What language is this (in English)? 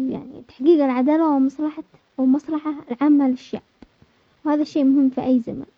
Omani Arabic